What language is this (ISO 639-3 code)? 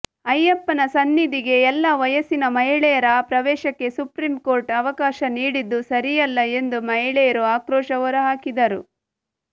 kan